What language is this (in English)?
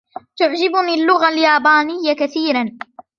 Arabic